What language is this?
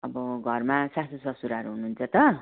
Nepali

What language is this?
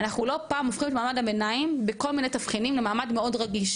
Hebrew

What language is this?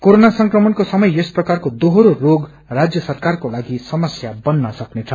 Nepali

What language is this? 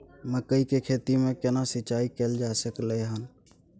Maithili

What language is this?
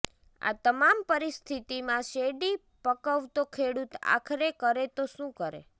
Gujarati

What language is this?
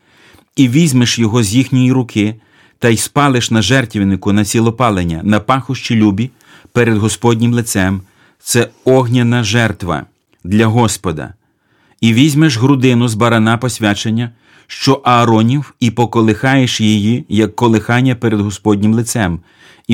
Ukrainian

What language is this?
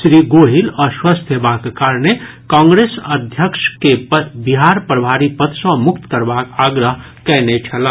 Maithili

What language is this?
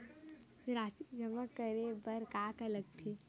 Chhattisgarhi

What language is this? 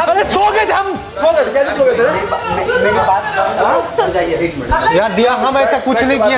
Hindi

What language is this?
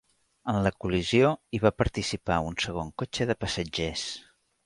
Catalan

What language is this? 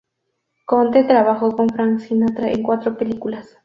Spanish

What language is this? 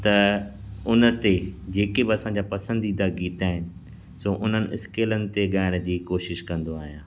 Sindhi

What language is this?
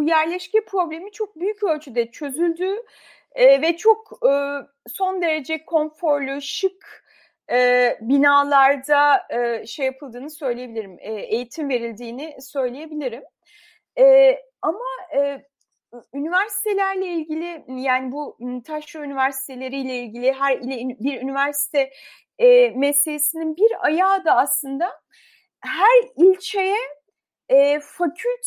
Turkish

